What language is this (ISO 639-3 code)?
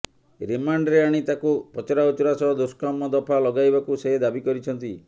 ori